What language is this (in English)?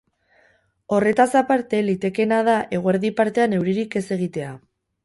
Basque